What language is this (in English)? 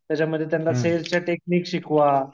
Marathi